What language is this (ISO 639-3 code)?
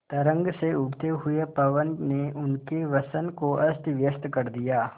hin